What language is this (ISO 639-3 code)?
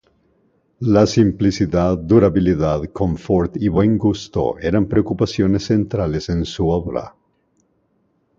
spa